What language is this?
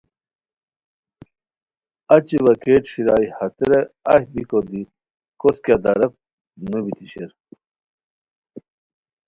Khowar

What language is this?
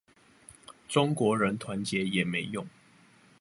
Chinese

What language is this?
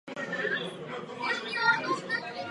Czech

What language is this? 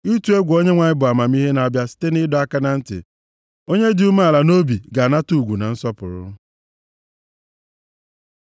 Igbo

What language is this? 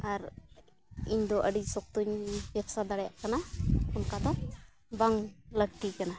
Santali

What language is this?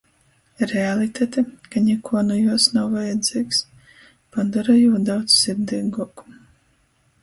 Latgalian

